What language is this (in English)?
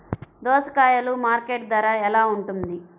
Telugu